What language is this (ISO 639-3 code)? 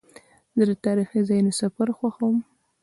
pus